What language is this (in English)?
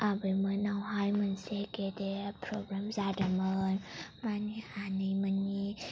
Bodo